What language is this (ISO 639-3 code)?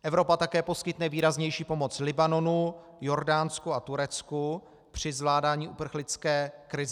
ces